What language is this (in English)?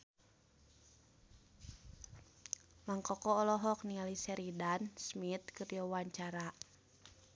Sundanese